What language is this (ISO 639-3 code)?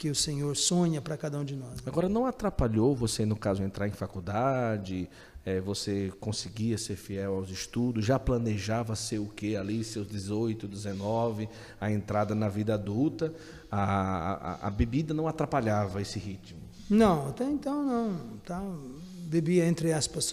por